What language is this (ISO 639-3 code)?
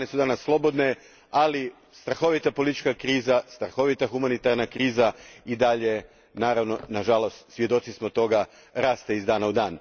hrv